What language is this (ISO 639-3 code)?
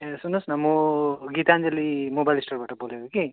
nep